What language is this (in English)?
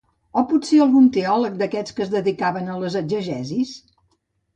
Catalan